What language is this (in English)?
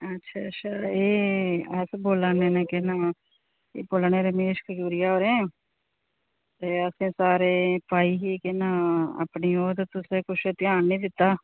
Dogri